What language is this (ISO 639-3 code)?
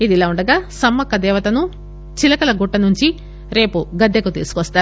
tel